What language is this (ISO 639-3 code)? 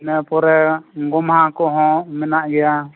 sat